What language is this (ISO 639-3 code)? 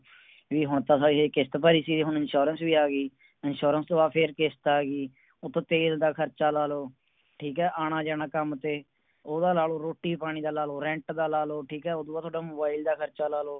pan